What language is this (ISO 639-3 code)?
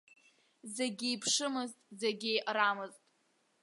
abk